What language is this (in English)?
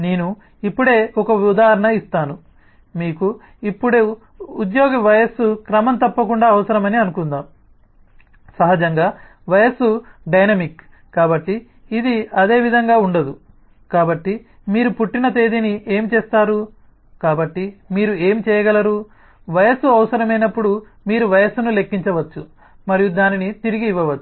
Telugu